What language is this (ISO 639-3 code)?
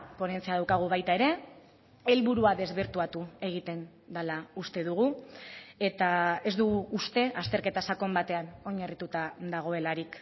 eus